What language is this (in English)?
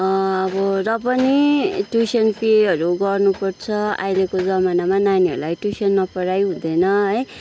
Nepali